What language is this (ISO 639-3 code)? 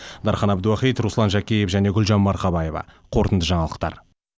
kaz